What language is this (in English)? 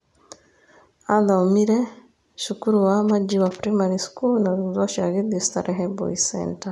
Kikuyu